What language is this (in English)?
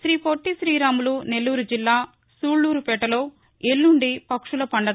Telugu